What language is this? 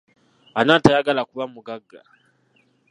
Ganda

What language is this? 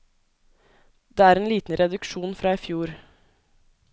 Norwegian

